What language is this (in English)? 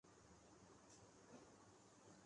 Urdu